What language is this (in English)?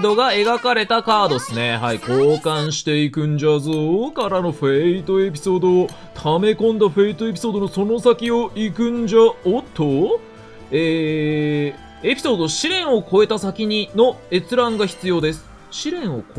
Japanese